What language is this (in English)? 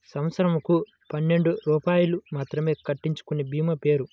Telugu